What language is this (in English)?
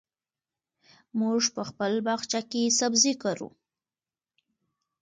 Pashto